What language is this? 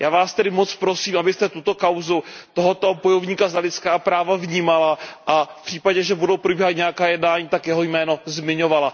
Czech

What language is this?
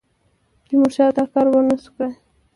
Pashto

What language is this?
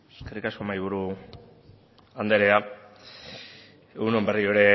Basque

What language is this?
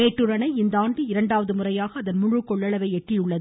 Tamil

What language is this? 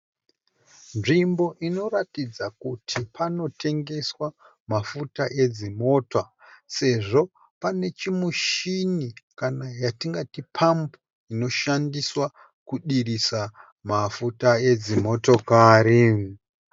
Shona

